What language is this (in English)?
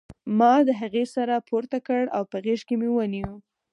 Pashto